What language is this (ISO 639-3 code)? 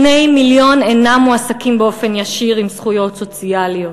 heb